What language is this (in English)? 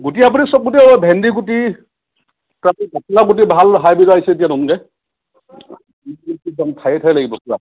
Assamese